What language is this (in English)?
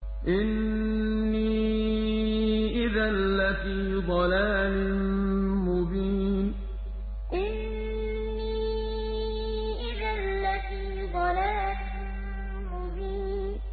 Arabic